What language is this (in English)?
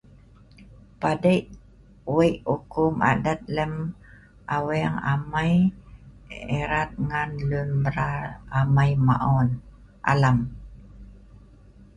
Sa'ban